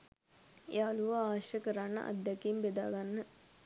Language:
Sinhala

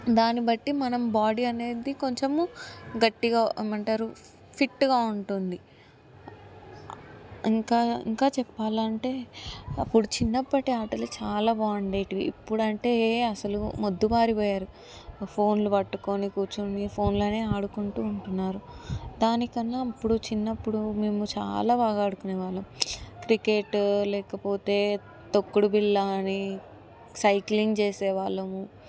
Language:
Telugu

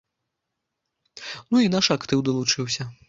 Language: Belarusian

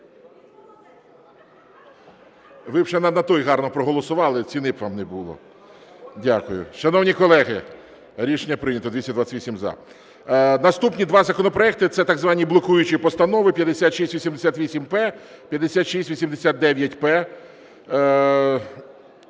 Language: Ukrainian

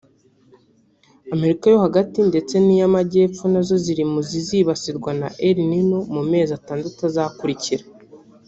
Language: Kinyarwanda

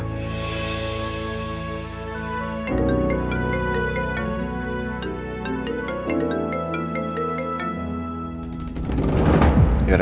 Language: Indonesian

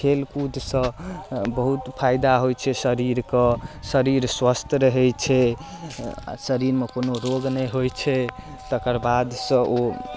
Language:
Maithili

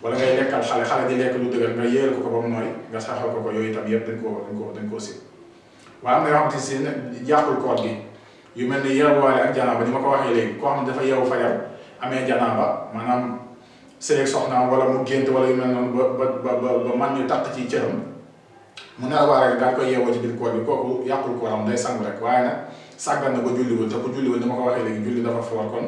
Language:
Indonesian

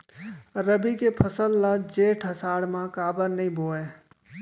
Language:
Chhattisgarhi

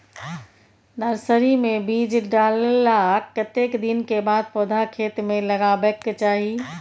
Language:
Maithili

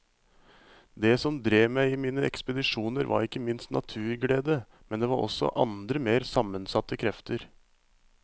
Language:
Norwegian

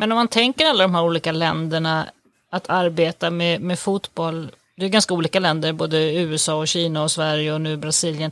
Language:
Swedish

